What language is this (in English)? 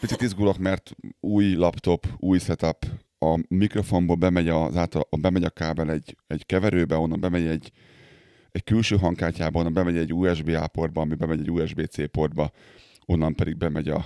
Hungarian